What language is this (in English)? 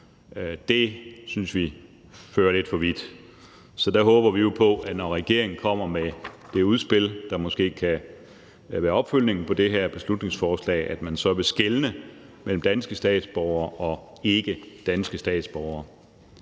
Danish